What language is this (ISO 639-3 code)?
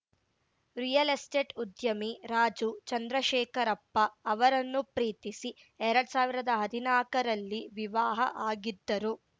kan